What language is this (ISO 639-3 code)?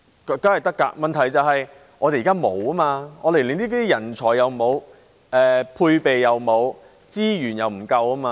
yue